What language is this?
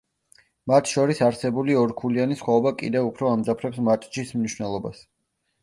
Georgian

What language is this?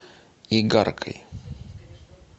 Russian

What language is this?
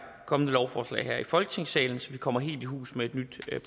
Danish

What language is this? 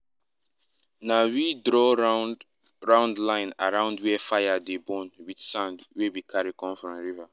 Nigerian Pidgin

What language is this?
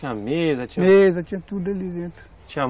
Portuguese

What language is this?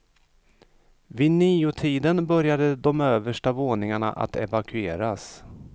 Swedish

